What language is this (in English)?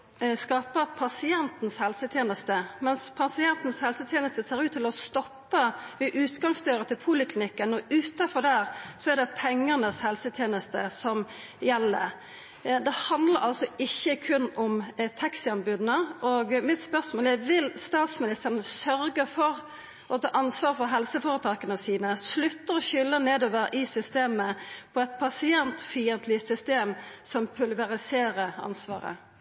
Norwegian Nynorsk